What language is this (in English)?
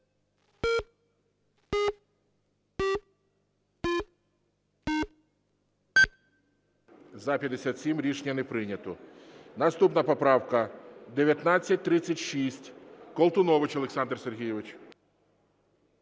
Ukrainian